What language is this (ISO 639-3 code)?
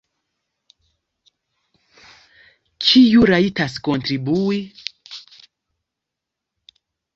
epo